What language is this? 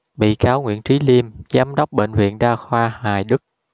Vietnamese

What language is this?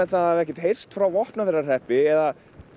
Icelandic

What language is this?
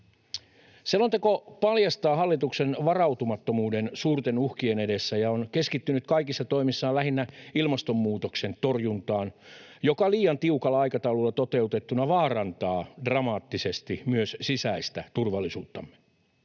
Finnish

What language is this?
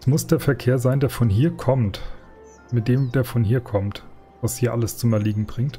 German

